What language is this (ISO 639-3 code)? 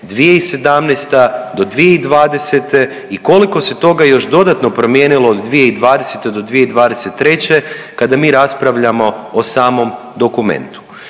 hrv